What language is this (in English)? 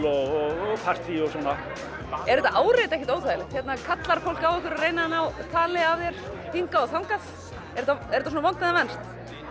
Icelandic